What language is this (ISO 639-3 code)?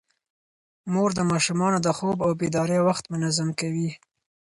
pus